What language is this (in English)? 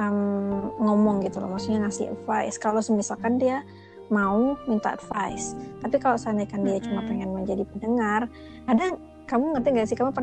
Indonesian